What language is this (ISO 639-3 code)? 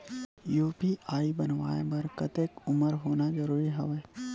hne